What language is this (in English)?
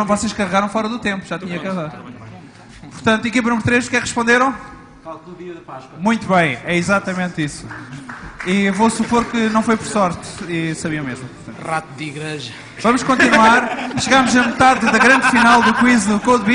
Portuguese